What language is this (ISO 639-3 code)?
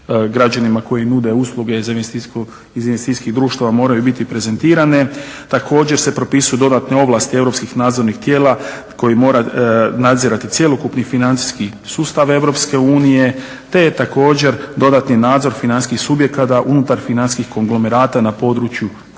hrv